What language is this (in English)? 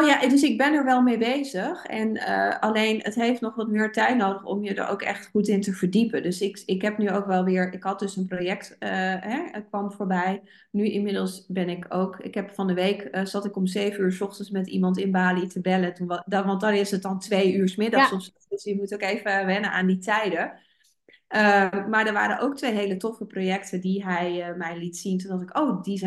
Dutch